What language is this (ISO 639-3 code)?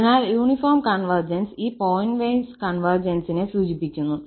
mal